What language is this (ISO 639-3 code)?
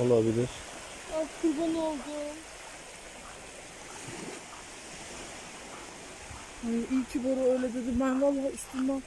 tur